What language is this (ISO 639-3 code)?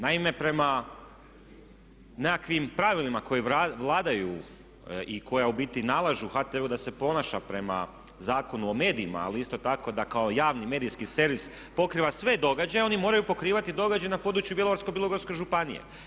hrv